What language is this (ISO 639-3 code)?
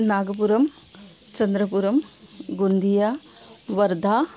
san